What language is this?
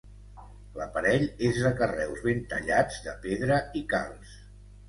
Catalan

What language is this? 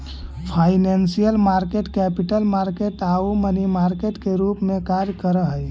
Magahi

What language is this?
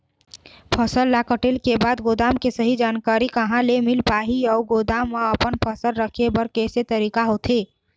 Chhattisgarhi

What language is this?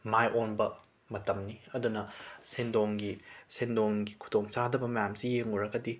Manipuri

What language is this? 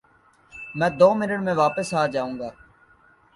Urdu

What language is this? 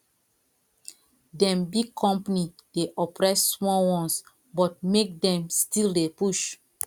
Nigerian Pidgin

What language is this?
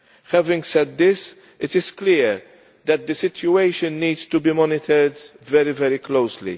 English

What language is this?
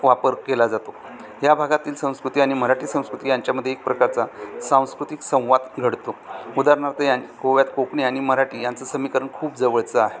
Marathi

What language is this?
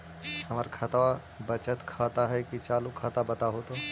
Magahi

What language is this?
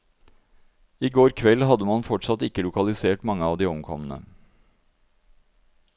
Norwegian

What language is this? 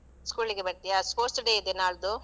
Kannada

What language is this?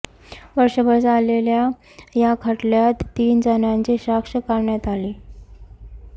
Marathi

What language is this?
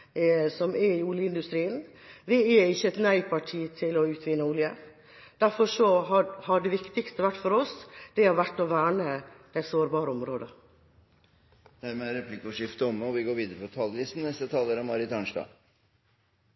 Norwegian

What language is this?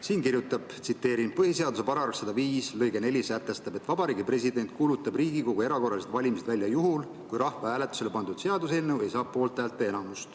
Estonian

